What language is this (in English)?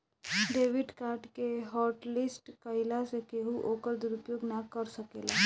Bhojpuri